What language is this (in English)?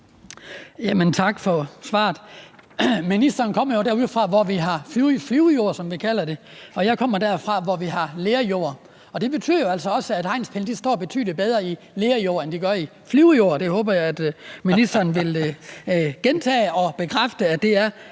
Danish